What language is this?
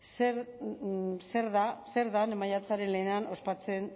Basque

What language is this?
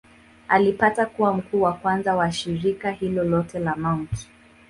Swahili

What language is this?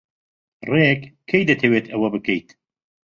Central Kurdish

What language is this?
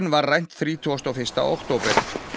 Icelandic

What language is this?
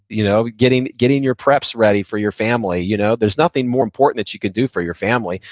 English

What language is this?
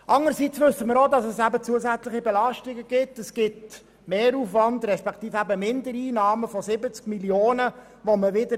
Swiss German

